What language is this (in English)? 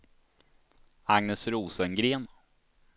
Swedish